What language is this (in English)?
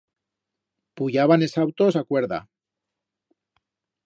Aragonese